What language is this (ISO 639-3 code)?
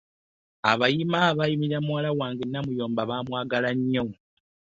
lug